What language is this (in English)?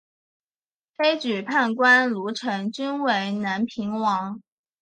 Chinese